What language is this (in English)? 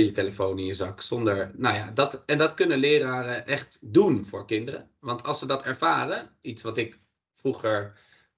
Dutch